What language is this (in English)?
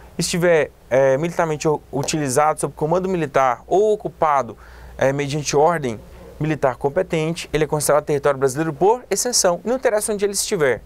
Portuguese